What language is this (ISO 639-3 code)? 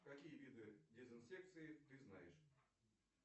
rus